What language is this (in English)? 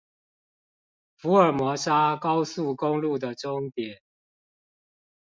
Chinese